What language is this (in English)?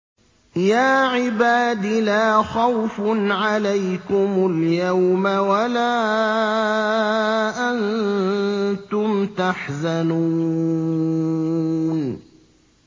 Arabic